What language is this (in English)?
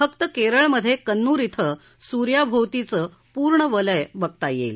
Marathi